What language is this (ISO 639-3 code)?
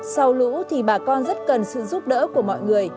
vie